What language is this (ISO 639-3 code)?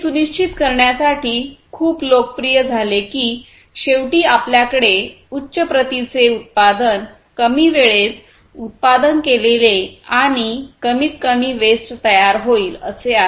mar